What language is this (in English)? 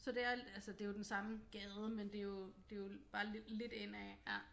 Danish